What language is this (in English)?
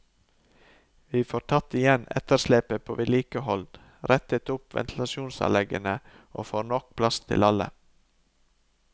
Norwegian